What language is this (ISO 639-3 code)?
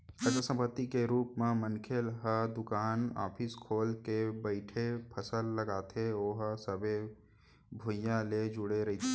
hne